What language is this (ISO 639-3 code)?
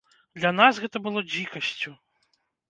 bel